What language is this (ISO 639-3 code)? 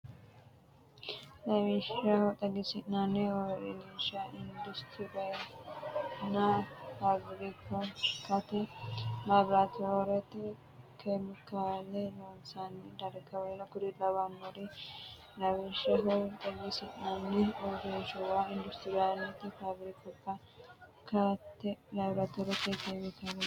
sid